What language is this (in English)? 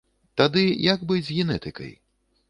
Belarusian